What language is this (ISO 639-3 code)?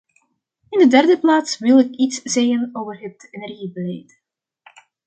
nld